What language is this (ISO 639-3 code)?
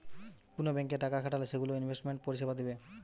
ben